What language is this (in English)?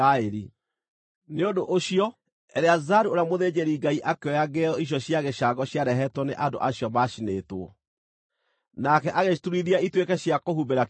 Kikuyu